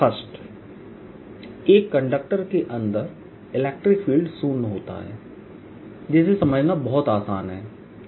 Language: Hindi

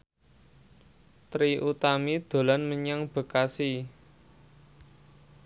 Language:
Javanese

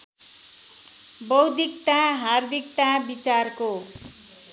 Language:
Nepali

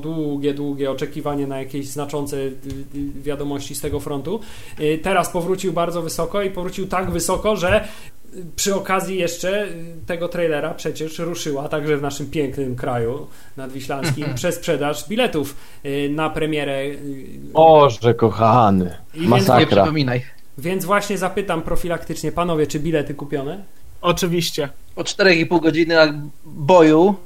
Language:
Polish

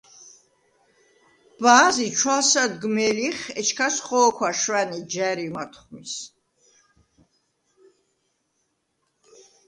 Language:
Svan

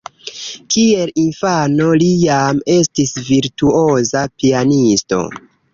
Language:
Esperanto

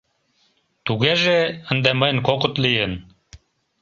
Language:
Mari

